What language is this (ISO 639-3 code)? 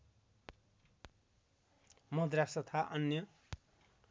nep